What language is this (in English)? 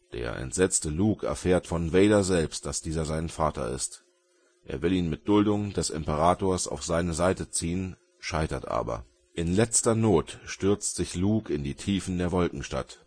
German